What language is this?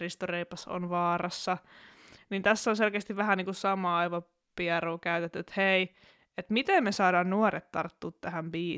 Finnish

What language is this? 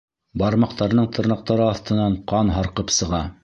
Bashkir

